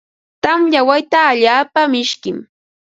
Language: Ambo-Pasco Quechua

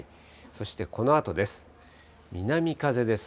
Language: Japanese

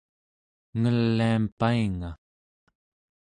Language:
Central Yupik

